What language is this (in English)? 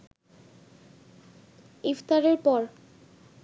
Bangla